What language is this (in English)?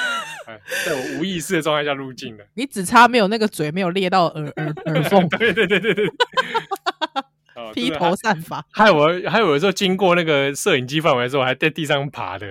Chinese